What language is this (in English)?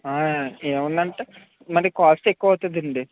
Telugu